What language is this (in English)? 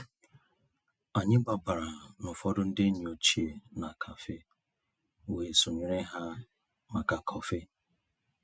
Igbo